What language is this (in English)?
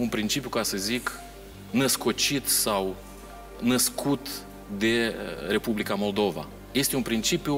Romanian